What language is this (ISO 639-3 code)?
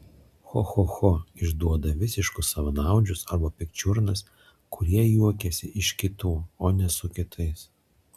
lit